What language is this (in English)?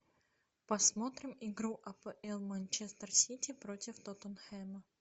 Russian